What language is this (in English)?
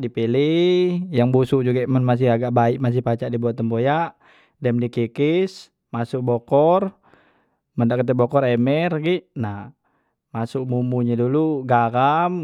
Musi